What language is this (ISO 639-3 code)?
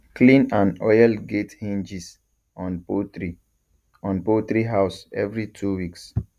pcm